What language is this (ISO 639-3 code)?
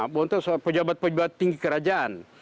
ind